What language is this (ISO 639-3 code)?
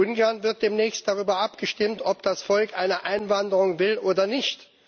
deu